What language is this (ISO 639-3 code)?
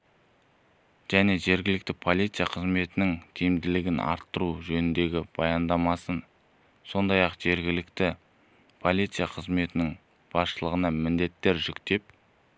kaz